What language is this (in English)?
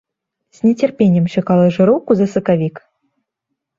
Belarusian